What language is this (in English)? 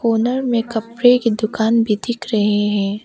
Hindi